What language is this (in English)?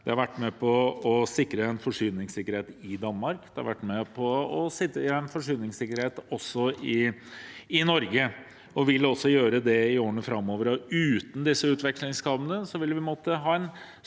Norwegian